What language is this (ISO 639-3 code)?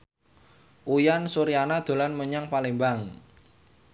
jav